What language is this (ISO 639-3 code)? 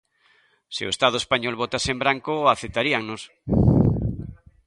glg